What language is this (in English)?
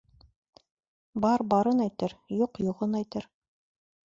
Bashkir